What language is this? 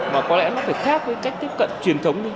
Vietnamese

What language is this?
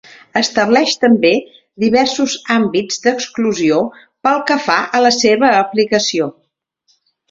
Catalan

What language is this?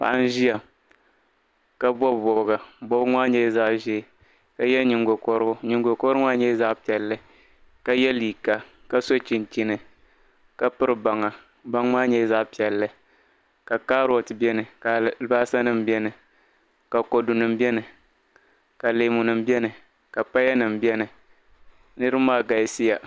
Dagbani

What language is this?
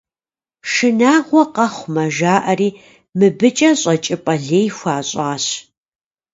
Kabardian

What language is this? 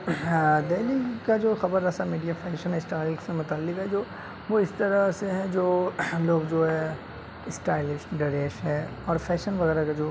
Urdu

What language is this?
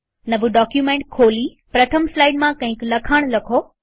Gujarati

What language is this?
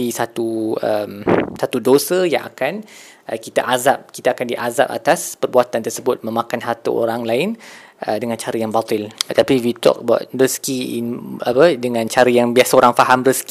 Malay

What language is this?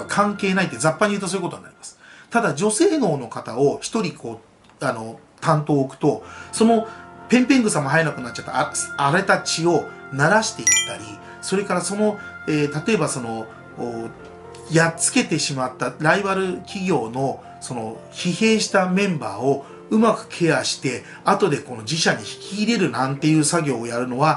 Japanese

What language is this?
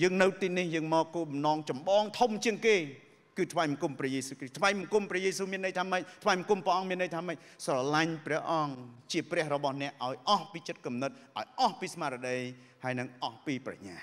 Thai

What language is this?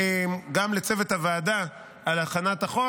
Hebrew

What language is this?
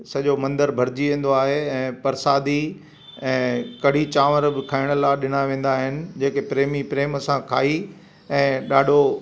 Sindhi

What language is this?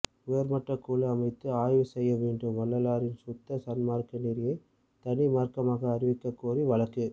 Tamil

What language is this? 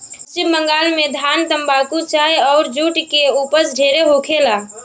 Bhojpuri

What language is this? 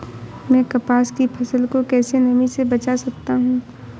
Hindi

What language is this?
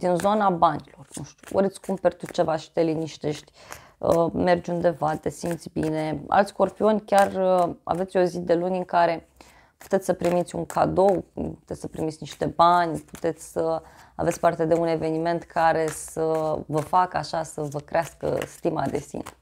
Romanian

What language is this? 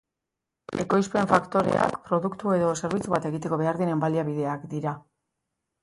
Basque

